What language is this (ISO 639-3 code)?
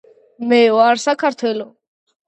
kat